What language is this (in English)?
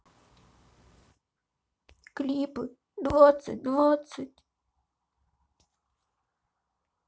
Russian